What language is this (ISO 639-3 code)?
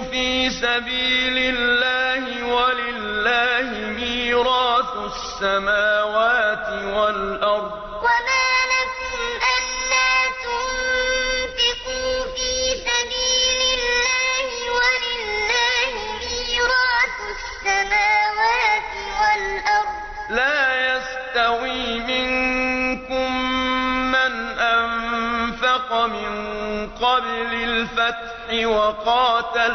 ara